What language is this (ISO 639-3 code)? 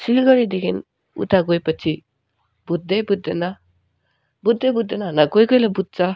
nep